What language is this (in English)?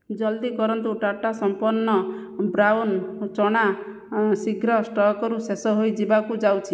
Odia